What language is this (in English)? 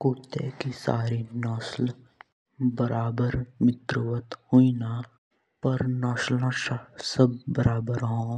Jaunsari